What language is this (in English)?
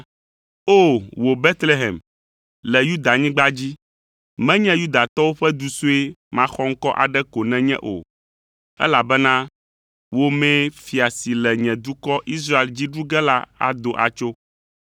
Ewe